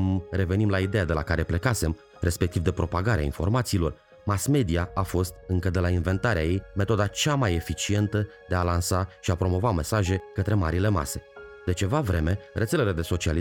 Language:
Romanian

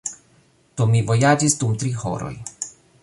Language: Esperanto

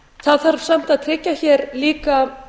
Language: Icelandic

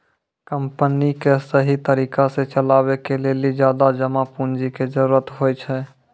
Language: Maithili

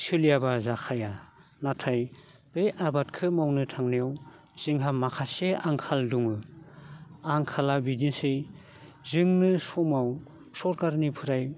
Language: Bodo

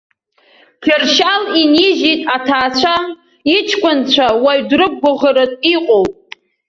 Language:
Abkhazian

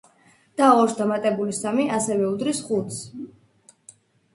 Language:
Georgian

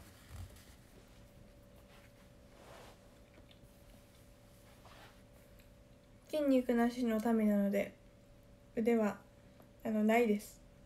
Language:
Japanese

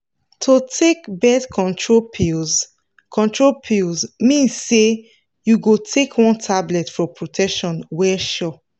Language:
Nigerian Pidgin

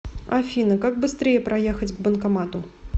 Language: Russian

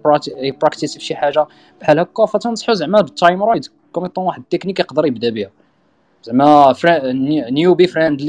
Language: Arabic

